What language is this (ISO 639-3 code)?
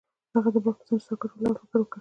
pus